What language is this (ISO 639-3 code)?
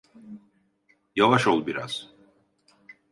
tur